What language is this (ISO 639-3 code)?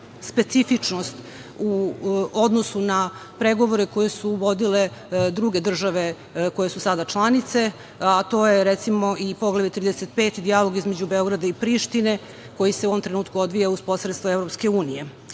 srp